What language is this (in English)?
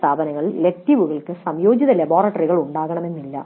Malayalam